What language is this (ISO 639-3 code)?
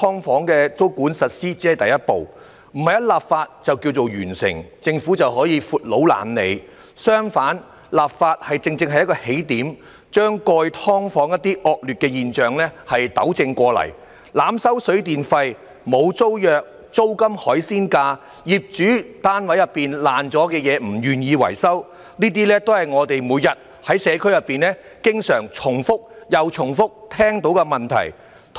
yue